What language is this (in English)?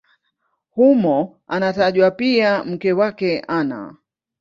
Swahili